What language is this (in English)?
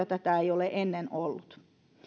Finnish